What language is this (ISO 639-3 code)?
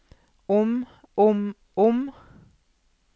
nor